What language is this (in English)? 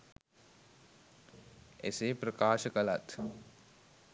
Sinhala